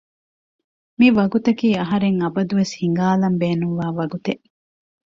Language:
Divehi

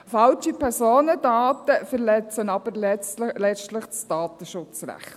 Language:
Swiss German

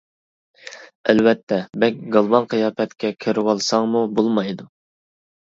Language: Uyghur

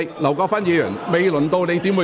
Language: Cantonese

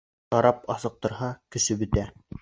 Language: Bashkir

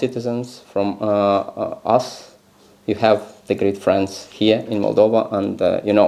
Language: Romanian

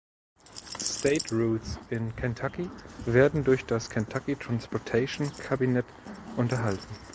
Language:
German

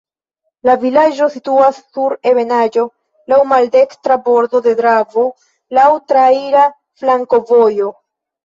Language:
Esperanto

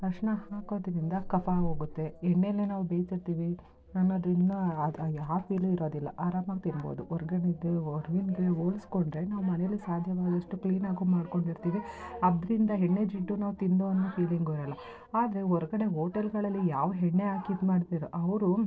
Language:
Kannada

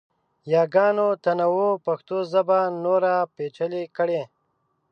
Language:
Pashto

